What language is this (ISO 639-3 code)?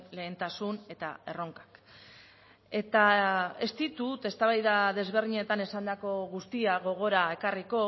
eus